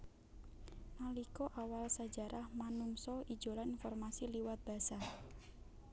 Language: Javanese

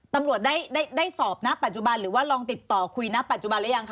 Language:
Thai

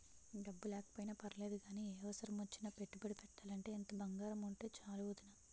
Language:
Telugu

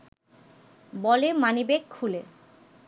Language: Bangla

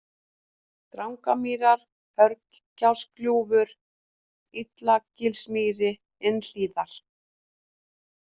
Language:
Icelandic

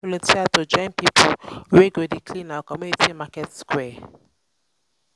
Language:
Nigerian Pidgin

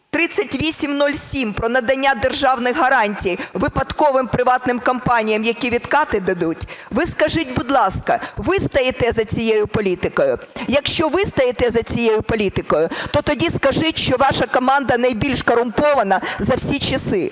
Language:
Ukrainian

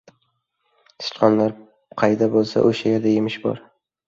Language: Uzbek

